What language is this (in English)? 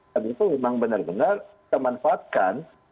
Indonesian